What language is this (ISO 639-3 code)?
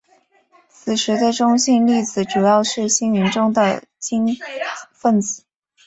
zho